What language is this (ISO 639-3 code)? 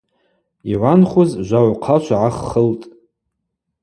abq